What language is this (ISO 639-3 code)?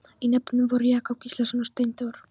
isl